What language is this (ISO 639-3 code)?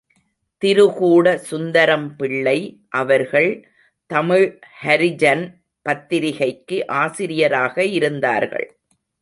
tam